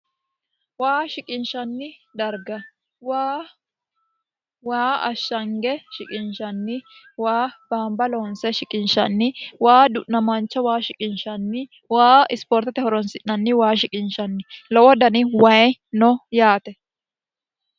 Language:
Sidamo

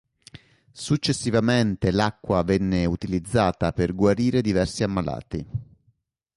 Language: Italian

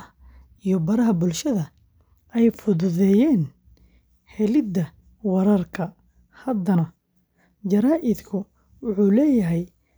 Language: Somali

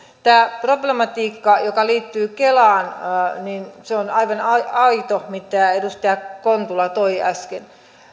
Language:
Finnish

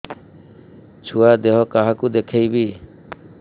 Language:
Odia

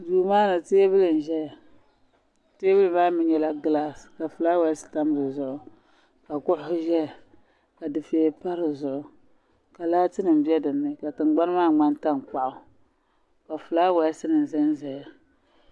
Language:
Dagbani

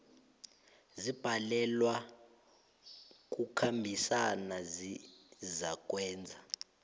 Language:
South Ndebele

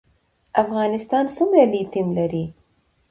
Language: Pashto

